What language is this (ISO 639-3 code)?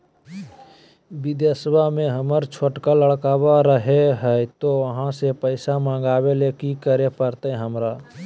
mag